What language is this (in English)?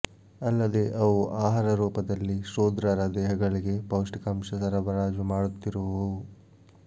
Kannada